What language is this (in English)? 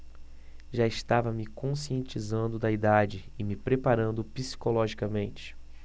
Portuguese